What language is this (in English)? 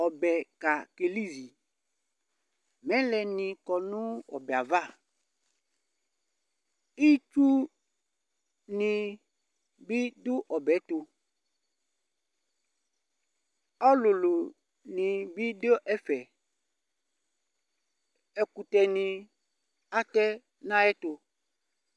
Ikposo